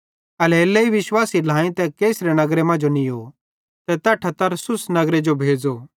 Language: Bhadrawahi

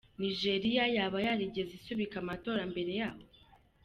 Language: Kinyarwanda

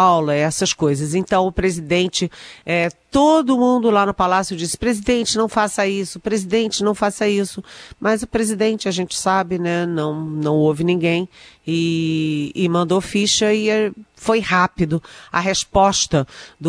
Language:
Portuguese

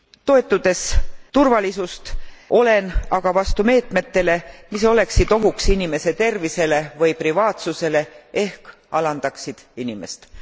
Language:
Estonian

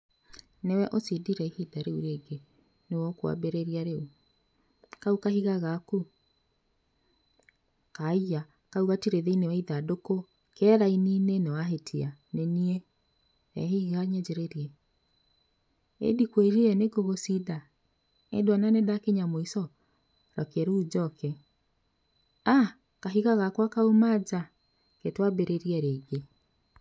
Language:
Kikuyu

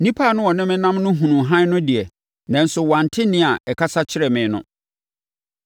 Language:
Akan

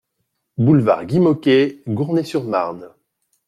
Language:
French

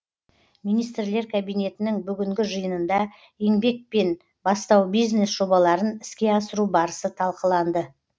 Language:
Kazakh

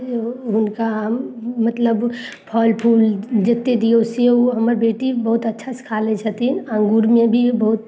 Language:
Maithili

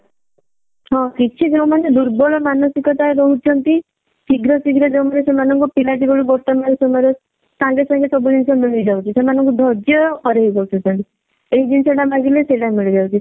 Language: Odia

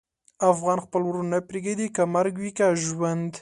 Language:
Pashto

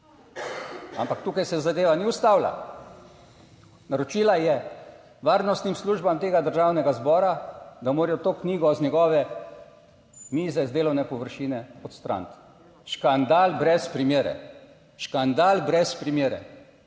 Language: Slovenian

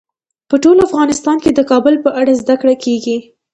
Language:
Pashto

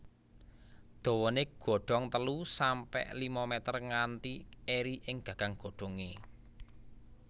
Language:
Javanese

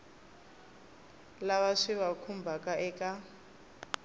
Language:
Tsonga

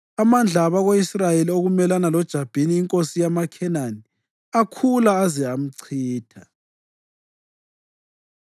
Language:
North Ndebele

